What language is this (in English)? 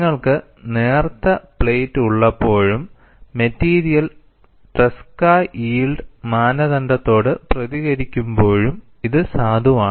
Malayalam